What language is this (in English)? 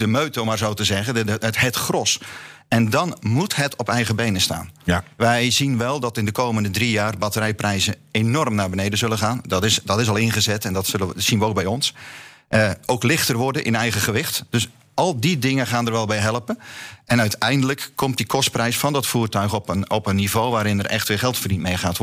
Dutch